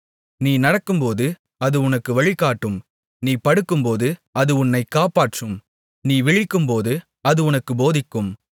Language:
Tamil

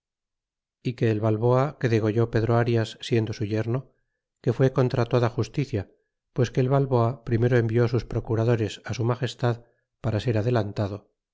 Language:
Spanish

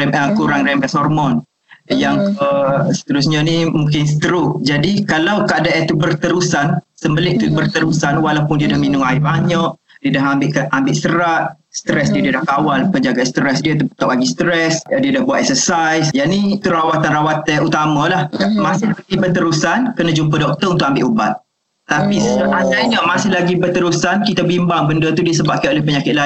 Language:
Malay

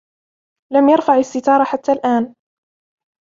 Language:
Arabic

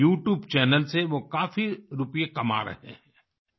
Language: Hindi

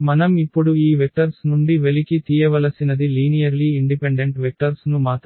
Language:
Telugu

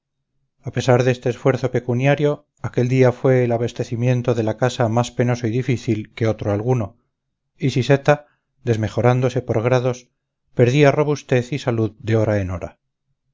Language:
Spanish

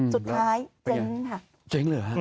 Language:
Thai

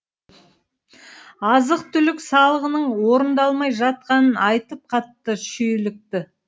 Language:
Kazakh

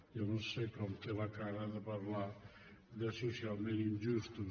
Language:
Catalan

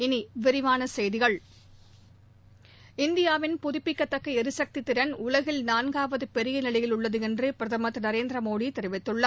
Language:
Tamil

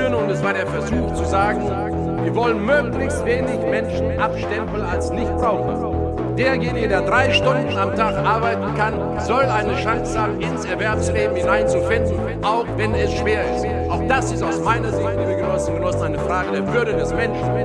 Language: German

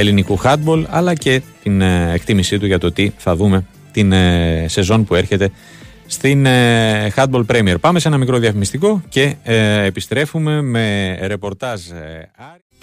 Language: Greek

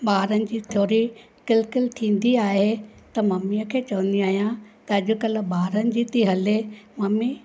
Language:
Sindhi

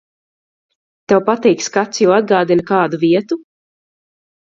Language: Latvian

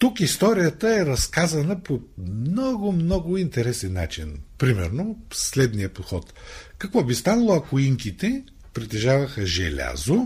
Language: Bulgarian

